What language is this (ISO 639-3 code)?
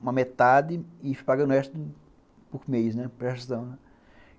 por